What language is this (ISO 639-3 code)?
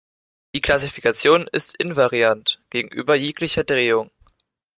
deu